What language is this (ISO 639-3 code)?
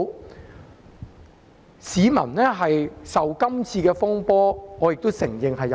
yue